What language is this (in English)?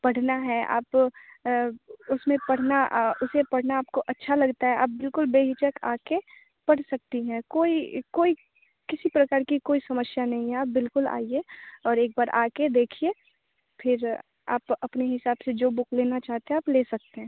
Hindi